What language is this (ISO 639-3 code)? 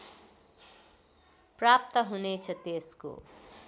nep